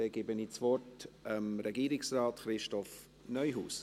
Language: Swiss German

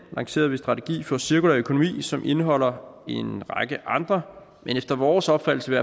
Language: Danish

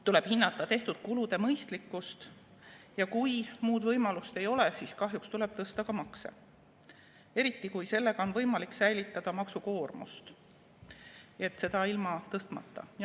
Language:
Estonian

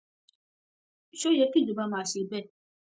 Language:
Yoruba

